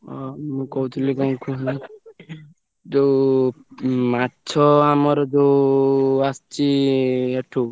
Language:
Odia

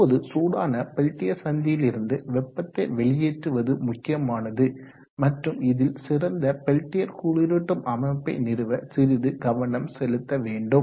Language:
Tamil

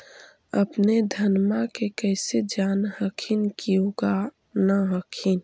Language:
Magahi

